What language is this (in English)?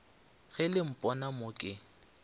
Northern Sotho